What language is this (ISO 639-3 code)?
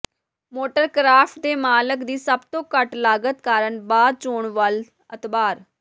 pan